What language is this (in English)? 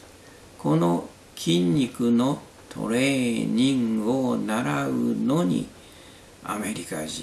Japanese